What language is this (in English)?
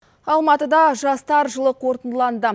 Kazakh